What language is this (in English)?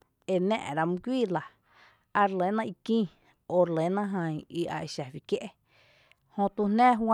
Tepinapa Chinantec